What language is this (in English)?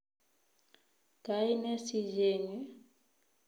Kalenjin